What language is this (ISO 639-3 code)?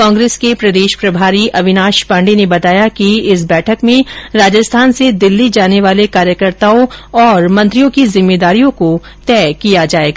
hin